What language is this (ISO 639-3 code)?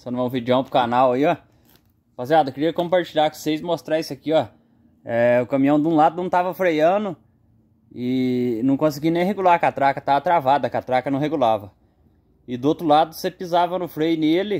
por